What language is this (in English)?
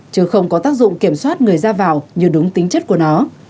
Vietnamese